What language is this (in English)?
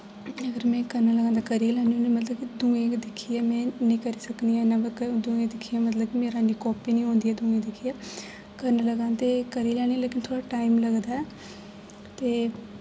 Dogri